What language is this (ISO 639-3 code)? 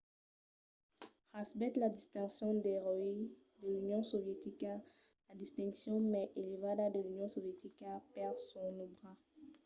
oci